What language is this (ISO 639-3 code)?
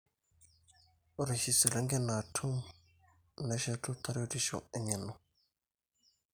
mas